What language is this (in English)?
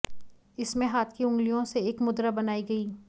Hindi